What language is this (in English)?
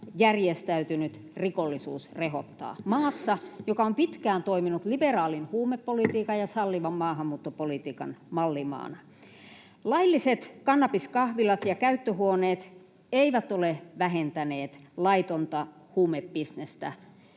Finnish